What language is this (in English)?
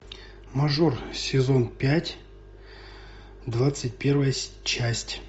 Russian